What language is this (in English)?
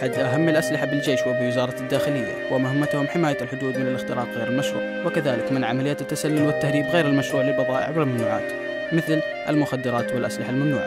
Arabic